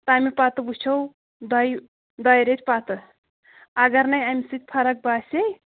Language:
Kashmiri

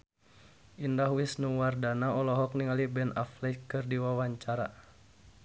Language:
Sundanese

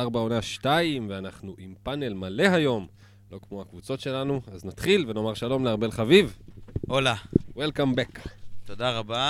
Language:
Hebrew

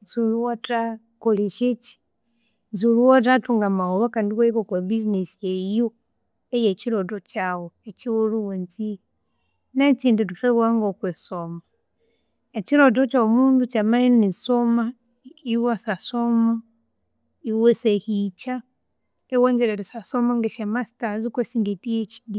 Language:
Konzo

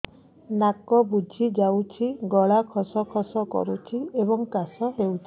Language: Odia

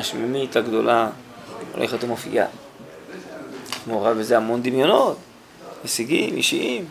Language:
Hebrew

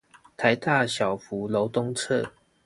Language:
Chinese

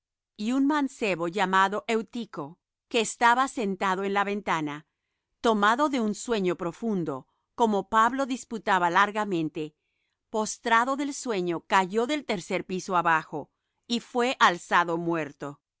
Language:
Spanish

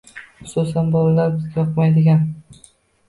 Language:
Uzbek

